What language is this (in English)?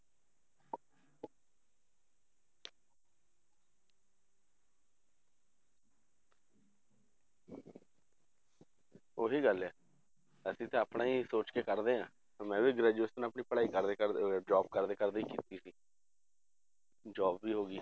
Punjabi